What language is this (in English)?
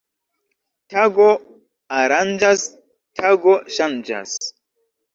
Esperanto